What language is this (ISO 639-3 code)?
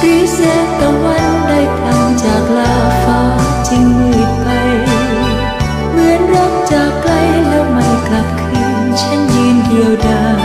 tha